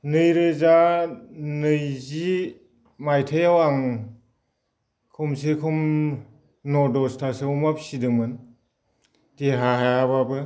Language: Bodo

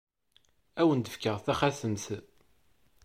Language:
Kabyle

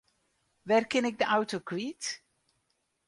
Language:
Western Frisian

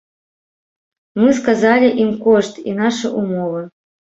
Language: Belarusian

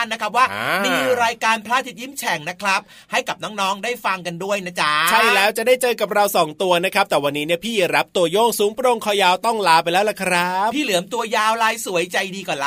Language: Thai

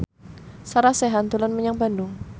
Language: Javanese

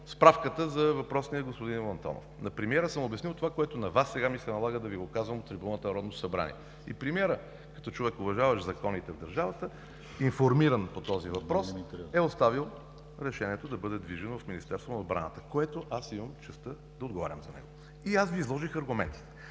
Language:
Bulgarian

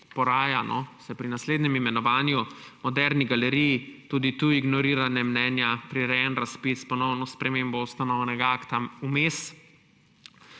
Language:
Slovenian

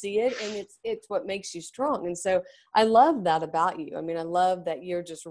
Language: English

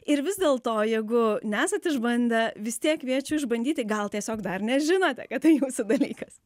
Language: Lithuanian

